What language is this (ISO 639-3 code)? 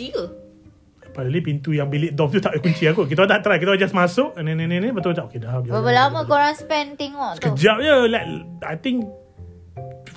msa